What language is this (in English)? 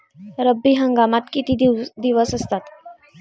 Marathi